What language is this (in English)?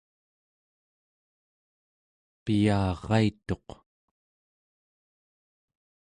Central Yupik